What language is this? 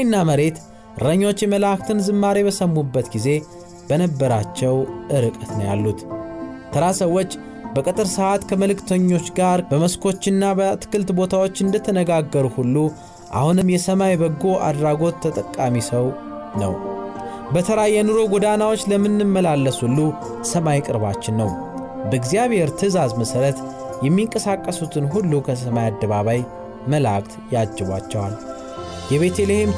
Amharic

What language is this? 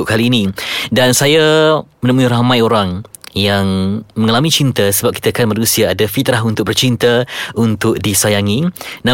Malay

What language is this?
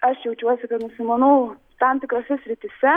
Lithuanian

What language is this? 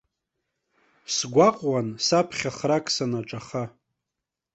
Abkhazian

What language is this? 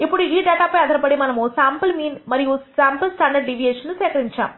Telugu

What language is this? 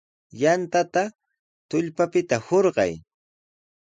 Sihuas Ancash Quechua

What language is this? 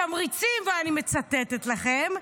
Hebrew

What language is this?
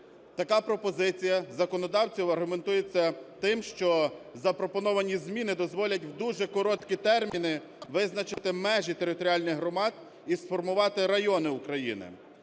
Ukrainian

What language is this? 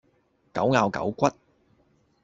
Cantonese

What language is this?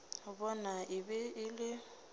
Northern Sotho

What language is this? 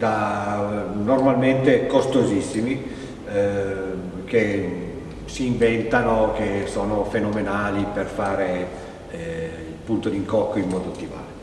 Italian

